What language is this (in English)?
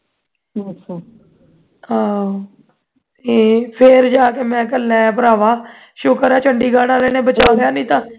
Punjabi